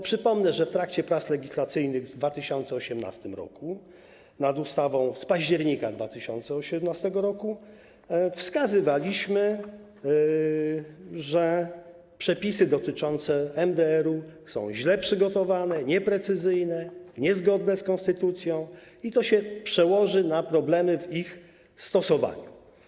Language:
Polish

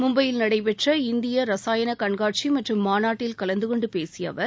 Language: Tamil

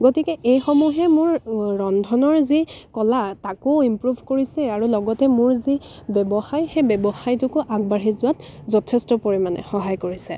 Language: Assamese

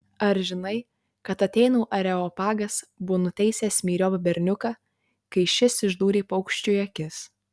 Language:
Lithuanian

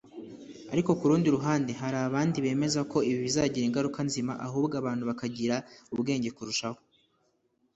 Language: Kinyarwanda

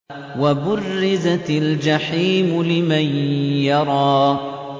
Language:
Arabic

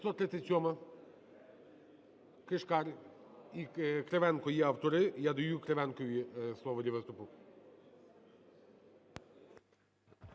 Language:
Ukrainian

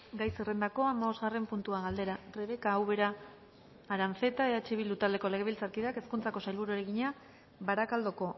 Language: Basque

